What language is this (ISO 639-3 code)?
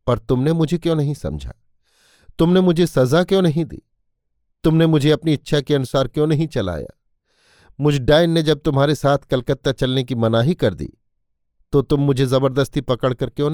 hin